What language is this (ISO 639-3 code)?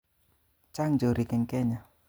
kln